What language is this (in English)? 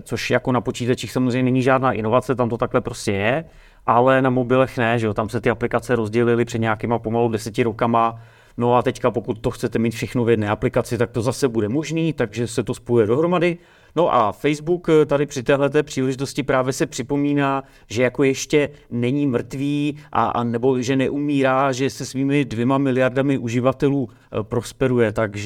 Czech